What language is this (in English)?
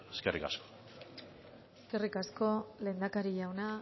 Basque